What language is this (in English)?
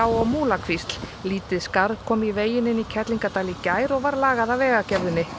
Icelandic